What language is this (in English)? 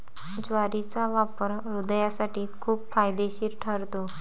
Marathi